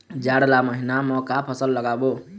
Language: Chhattisgarhi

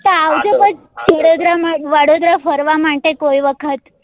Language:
Gujarati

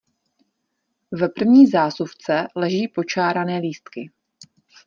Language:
Czech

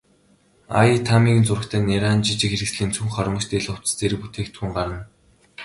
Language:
Mongolian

